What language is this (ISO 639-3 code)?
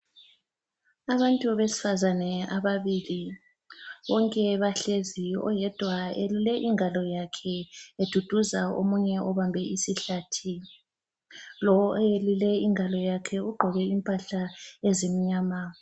nde